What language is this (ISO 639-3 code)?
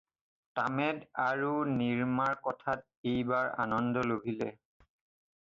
asm